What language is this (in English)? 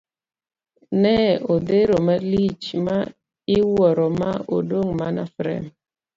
Luo (Kenya and Tanzania)